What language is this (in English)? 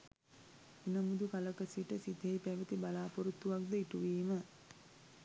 Sinhala